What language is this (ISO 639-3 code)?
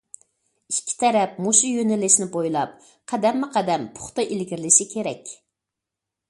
uig